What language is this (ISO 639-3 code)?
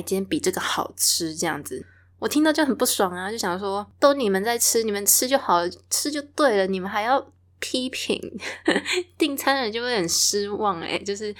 zho